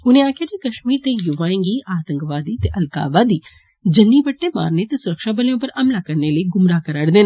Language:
Dogri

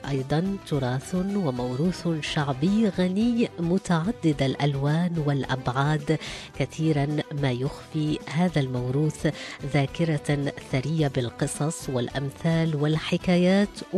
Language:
Arabic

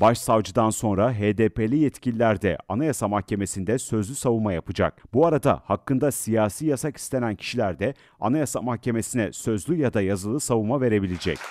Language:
Turkish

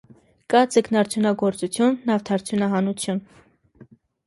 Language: Armenian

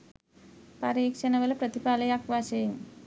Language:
Sinhala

